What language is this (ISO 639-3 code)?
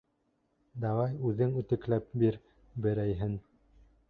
bak